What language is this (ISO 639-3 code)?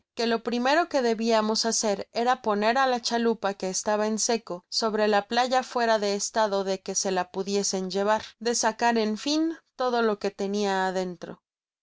spa